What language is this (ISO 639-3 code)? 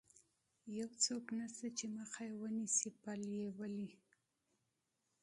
pus